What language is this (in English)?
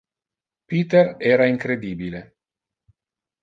Interlingua